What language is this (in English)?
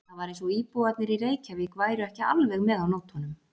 Icelandic